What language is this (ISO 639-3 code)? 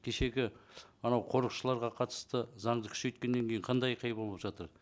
kaz